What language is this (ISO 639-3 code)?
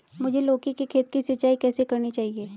hin